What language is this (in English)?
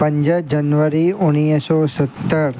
Sindhi